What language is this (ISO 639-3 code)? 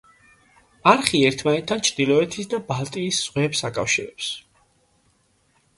kat